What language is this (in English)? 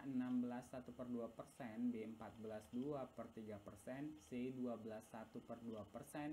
Indonesian